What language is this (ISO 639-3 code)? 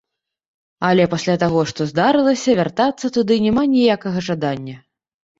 bel